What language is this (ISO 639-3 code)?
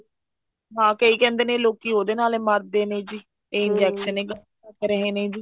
pan